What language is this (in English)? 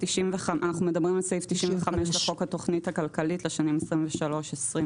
Hebrew